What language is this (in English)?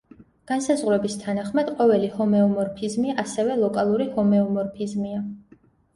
Georgian